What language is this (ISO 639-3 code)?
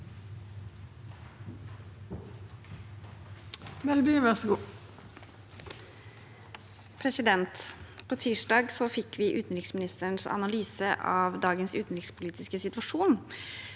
nor